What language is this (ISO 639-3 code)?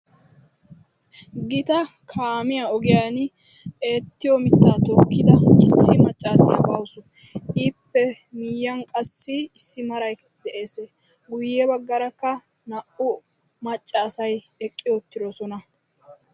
wal